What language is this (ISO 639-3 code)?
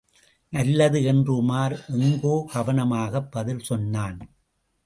tam